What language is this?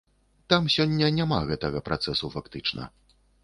Belarusian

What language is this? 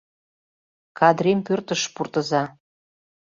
Mari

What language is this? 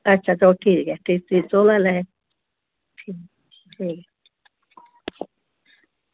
Dogri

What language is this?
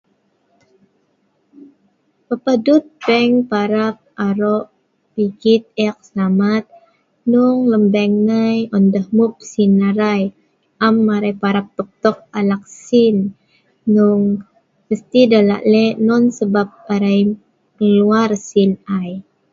Sa'ban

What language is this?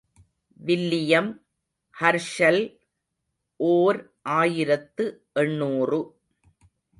Tamil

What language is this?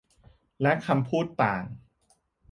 Thai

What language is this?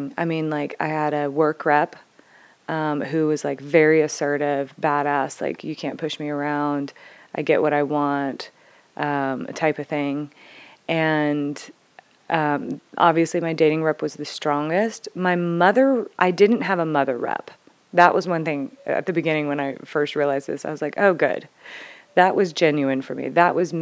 English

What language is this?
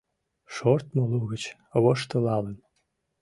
Mari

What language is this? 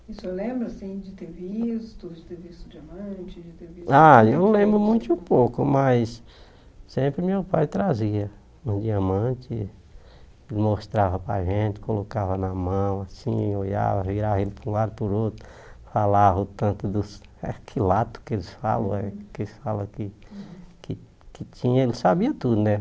Portuguese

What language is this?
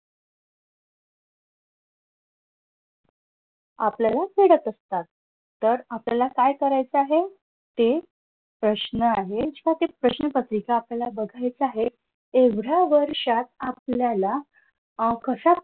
Marathi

